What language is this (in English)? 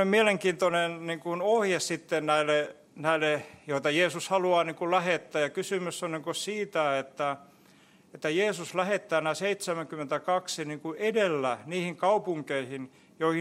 Finnish